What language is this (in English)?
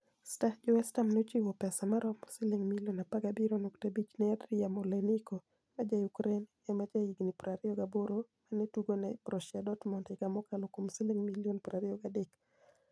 Luo (Kenya and Tanzania)